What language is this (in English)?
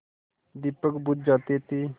Hindi